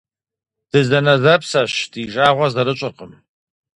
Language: Kabardian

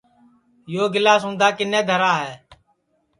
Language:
Sansi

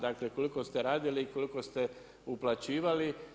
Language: Croatian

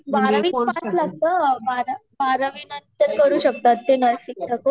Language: Marathi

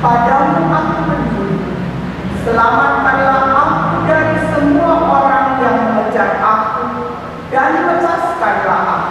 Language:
Indonesian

